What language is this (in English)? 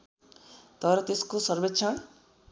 Nepali